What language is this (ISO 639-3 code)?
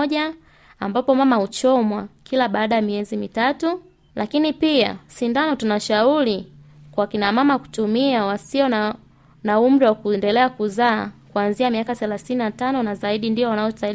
swa